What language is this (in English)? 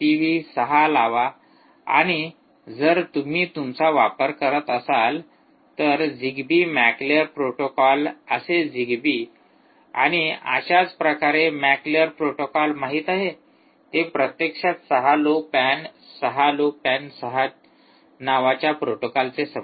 Marathi